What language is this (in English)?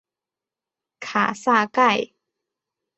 Chinese